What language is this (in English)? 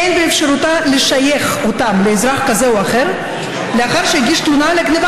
Hebrew